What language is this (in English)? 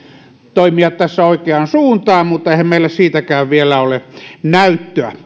Finnish